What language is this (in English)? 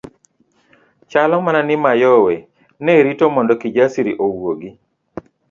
Luo (Kenya and Tanzania)